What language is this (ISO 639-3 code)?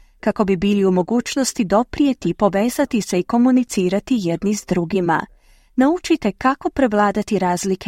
hrv